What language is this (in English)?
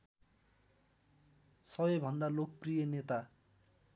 Nepali